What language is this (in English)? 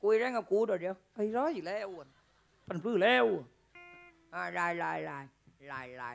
Thai